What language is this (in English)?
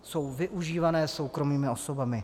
Czech